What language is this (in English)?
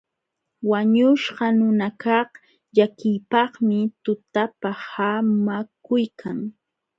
Jauja Wanca Quechua